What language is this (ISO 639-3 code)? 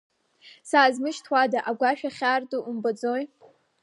abk